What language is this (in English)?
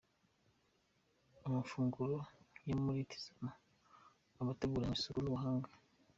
Kinyarwanda